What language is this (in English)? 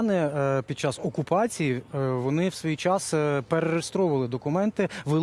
Ukrainian